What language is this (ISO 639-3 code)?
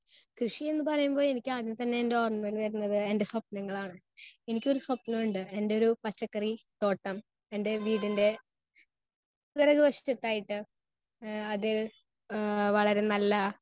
mal